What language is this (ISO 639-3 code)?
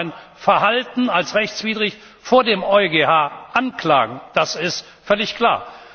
deu